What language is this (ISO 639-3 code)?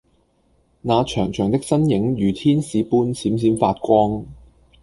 yue